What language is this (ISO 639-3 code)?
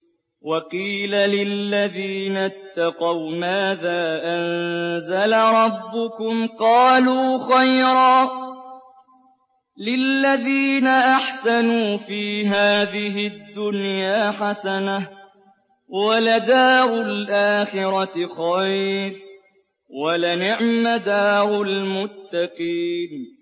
ara